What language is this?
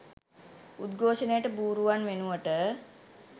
Sinhala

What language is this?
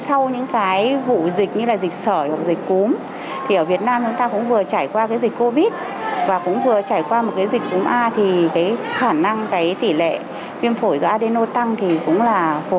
Vietnamese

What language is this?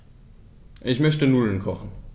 German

